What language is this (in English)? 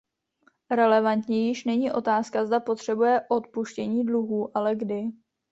Czech